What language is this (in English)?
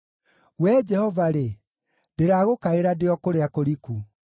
Kikuyu